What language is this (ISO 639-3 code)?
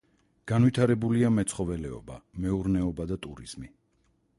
kat